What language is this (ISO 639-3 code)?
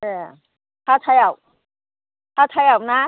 brx